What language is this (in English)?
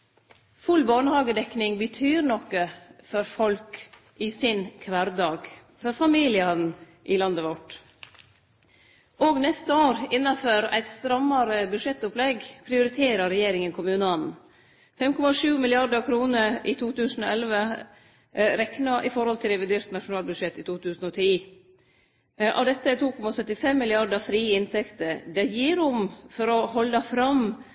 Norwegian Nynorsk